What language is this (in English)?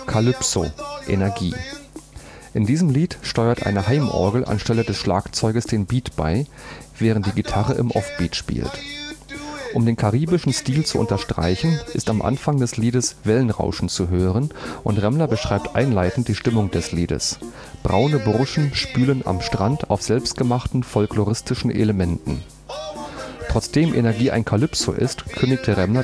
German